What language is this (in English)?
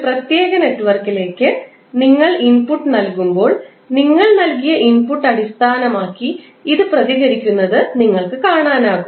Malayalam